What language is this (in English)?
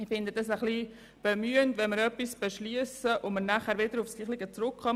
Swiss German